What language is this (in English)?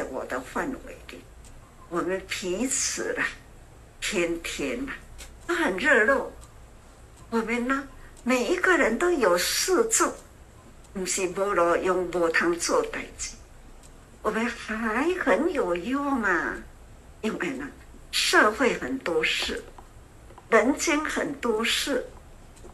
Chinese